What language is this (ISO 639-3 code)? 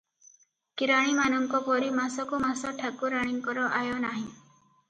ori